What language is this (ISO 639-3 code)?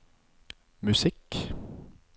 nor